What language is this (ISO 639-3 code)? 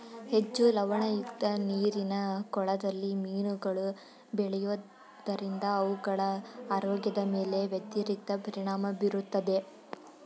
kan